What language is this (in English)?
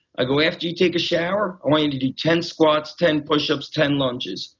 English